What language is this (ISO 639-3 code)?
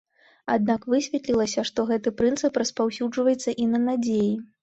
bel